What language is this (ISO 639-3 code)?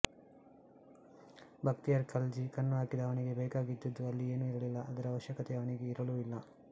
kan